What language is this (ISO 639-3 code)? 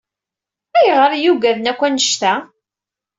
kab